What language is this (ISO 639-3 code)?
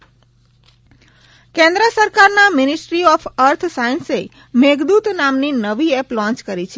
guj